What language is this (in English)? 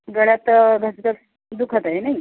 Marathi